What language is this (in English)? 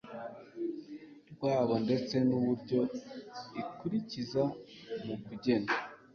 Kinyarwanda